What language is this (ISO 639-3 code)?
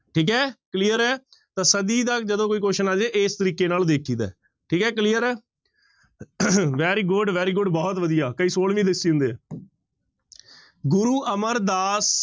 pan